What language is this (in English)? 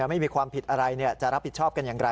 Thai